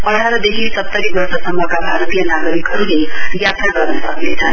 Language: Nepali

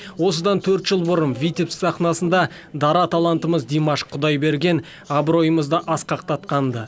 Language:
Kazakh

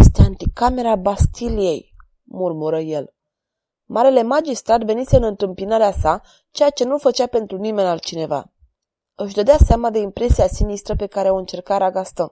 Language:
Romanian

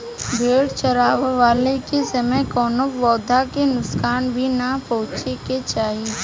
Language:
Bhojpuri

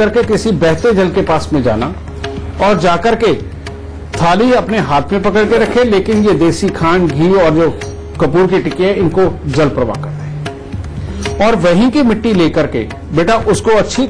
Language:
Hindi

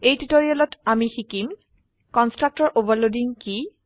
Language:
Assamese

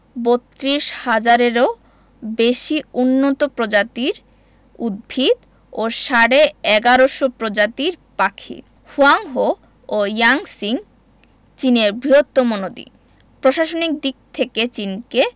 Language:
Bangla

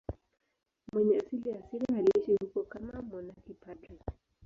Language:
Swahili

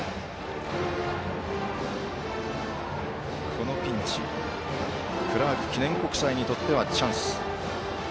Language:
Japanese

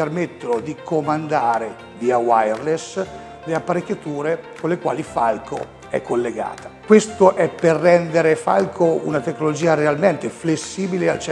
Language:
Italian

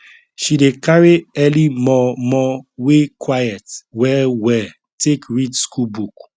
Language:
Nigerian Pidgin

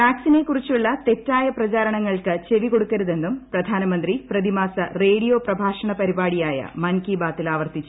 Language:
Malayalam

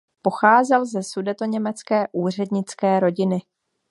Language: Czech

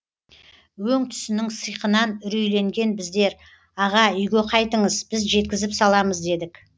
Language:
Kazakh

